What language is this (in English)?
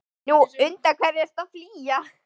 Icelandic